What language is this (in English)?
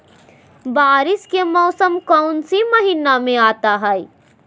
Magahi